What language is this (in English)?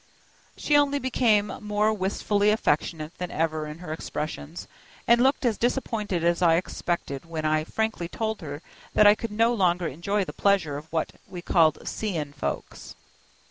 English